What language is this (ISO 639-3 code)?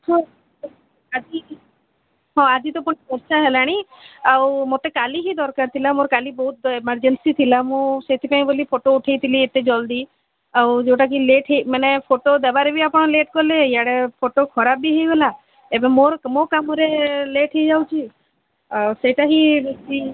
ori